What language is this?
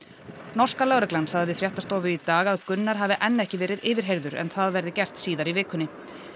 Icelandic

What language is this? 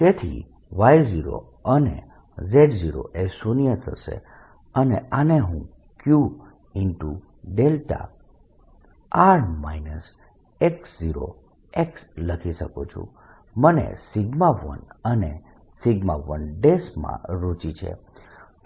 Gujarati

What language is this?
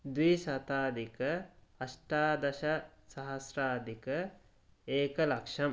Sanskrit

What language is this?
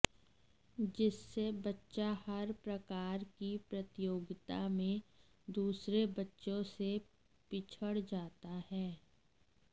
Hindi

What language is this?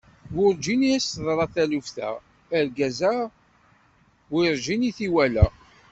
Kabyle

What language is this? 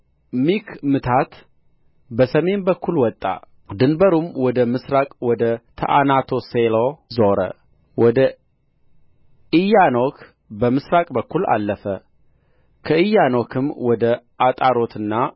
Amharic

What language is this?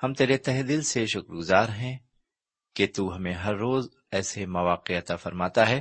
Urdu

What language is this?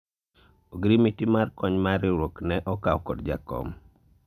Luo (Kenya and Tanzania)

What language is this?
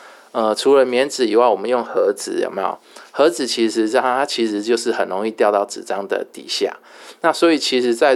Chinese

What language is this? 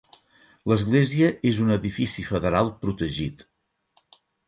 Catalan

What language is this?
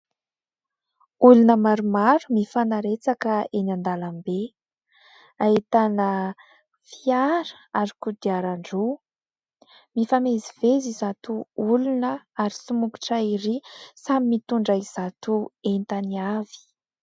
Malagasy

